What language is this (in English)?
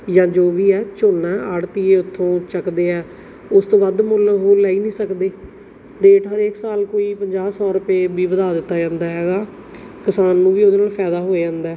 Punjabi